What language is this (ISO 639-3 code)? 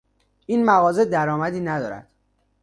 fas